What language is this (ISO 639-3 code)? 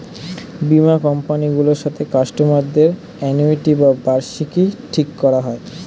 ben